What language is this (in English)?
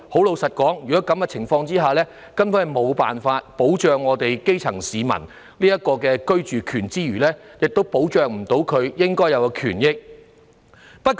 Cantonese